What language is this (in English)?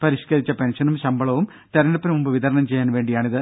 Malayalam